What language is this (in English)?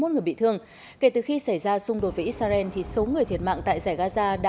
Vietnamese